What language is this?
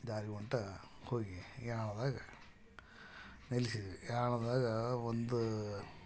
Kannada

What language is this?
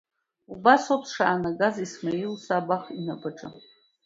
Abkhazian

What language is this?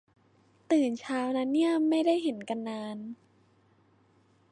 Thai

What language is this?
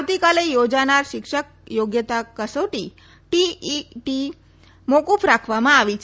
Gujarati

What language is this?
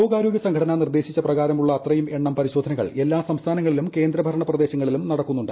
Malayalam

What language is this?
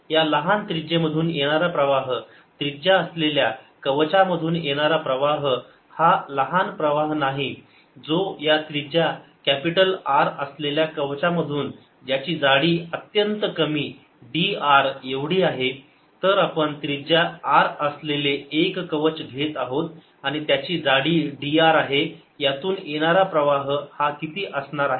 Marathi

